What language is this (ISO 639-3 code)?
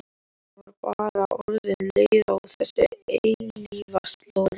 isl